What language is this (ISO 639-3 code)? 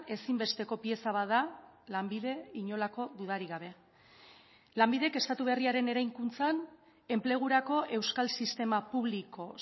eus